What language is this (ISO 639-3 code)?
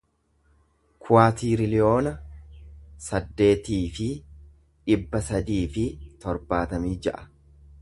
orm